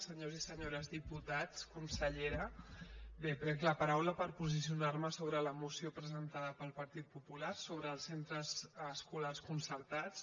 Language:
Catalan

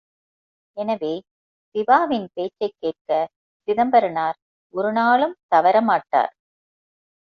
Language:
Tamil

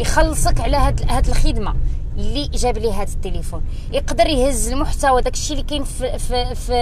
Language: Arabic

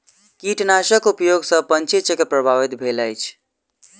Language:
Maithili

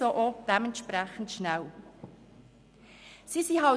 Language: Swiss German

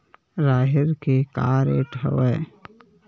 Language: Chhattisgarhi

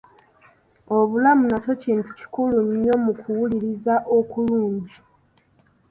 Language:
Ganda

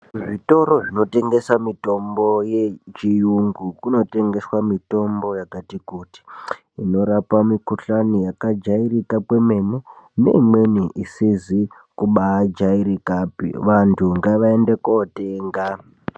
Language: Ndau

